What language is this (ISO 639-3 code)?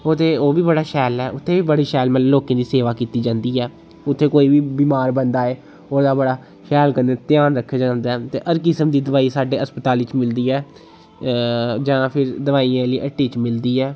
doi